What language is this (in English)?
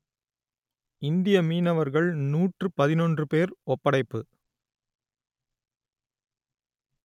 Tamil